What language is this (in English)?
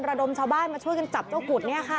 Thai